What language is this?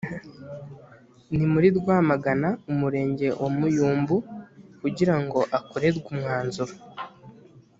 Kinyarwanda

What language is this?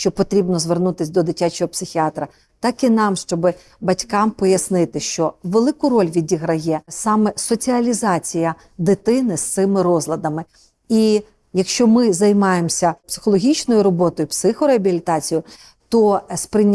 Ukrainian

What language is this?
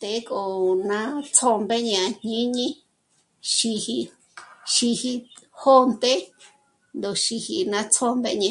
Michoacán Mazahua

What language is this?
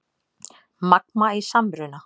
Icelandic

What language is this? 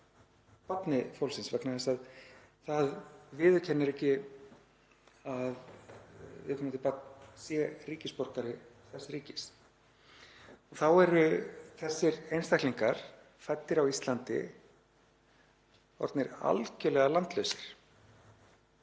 Icelandic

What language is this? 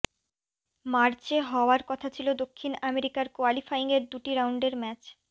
Bangla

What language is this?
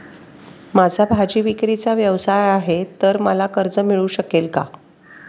Marathi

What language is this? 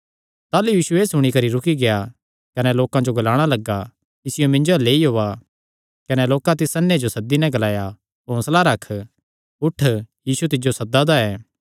Kangri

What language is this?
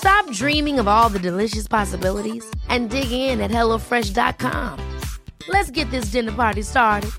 Spanish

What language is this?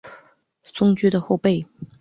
Chinese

